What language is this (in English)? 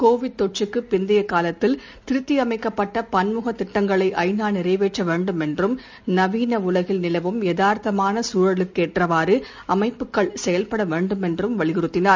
Tamil